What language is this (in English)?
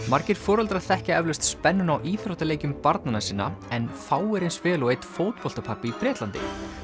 Icelandic